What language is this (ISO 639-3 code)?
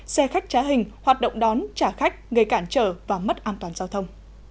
vie